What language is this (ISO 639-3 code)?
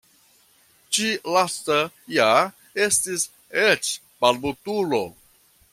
epo